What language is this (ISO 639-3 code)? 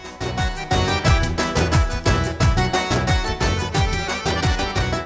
ben